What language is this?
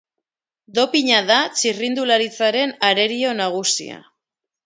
Basque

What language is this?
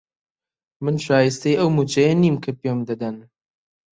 Central Kurdish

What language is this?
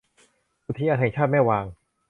Thai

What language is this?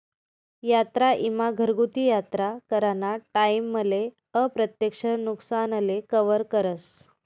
Marathi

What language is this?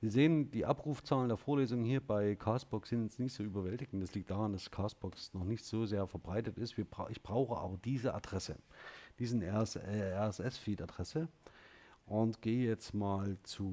German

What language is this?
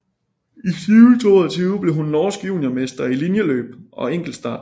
Danish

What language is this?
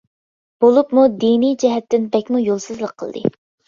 Uyghur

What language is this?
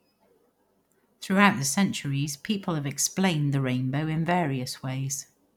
English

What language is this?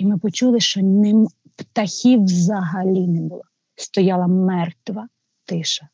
Ukrainian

